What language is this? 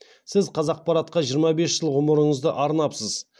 Kazakh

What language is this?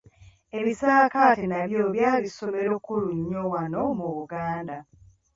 Ganda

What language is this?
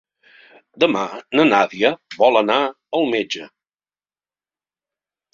Catalan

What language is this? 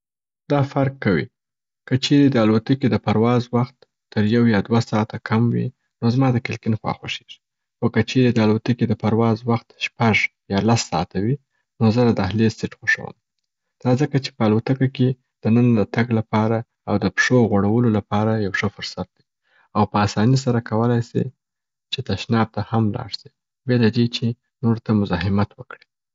Southern Pashto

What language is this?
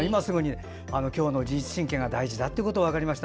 Japanese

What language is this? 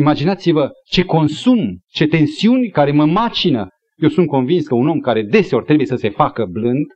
Romanian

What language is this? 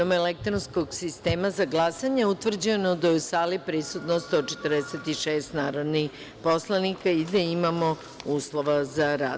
Serbian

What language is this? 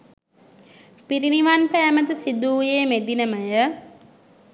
Sinhala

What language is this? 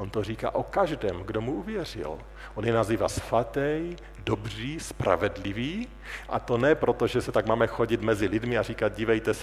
Czech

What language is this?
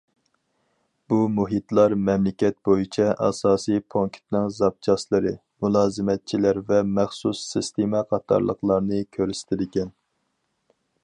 Uyghur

